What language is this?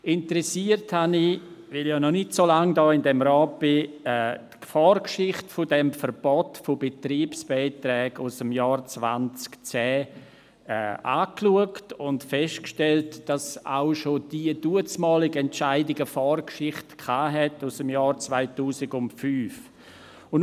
Swiss German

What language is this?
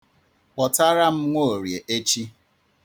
Igbo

